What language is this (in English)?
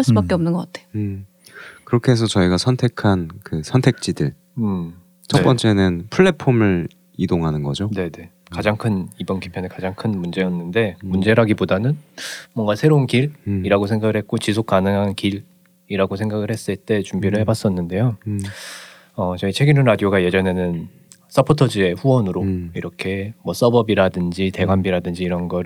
Korean